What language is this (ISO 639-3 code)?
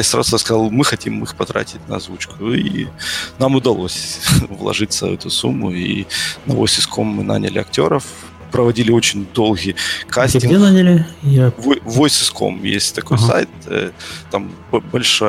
rus